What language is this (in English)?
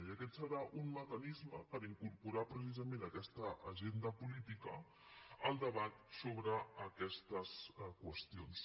Catalan